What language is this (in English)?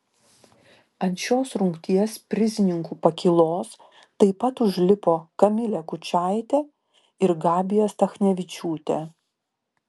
Lithuanian